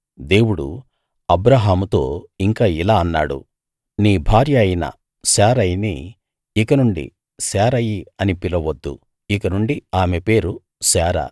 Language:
Telugu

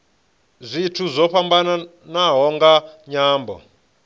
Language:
Venda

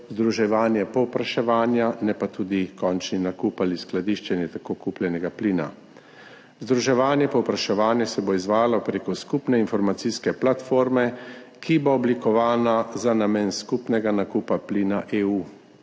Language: Slovenian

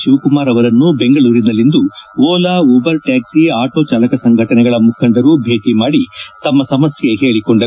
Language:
Kannada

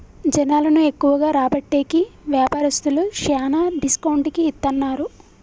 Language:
Telugu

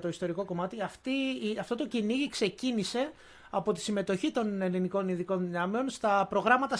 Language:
Greek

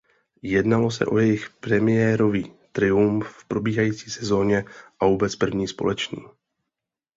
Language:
Czech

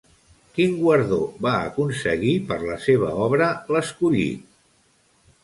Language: Catalan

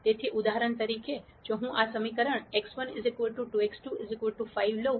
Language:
Gujarati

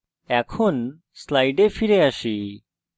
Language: Bangla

